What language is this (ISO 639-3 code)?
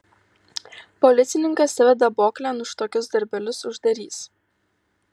lit